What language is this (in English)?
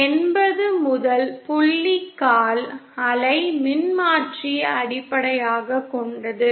Tamil